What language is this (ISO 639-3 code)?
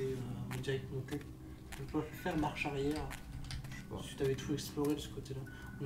fra